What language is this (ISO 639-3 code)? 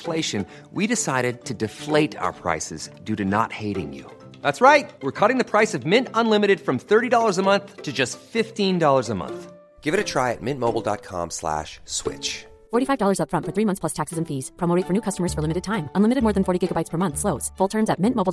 swe